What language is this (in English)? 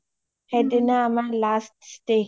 Assamese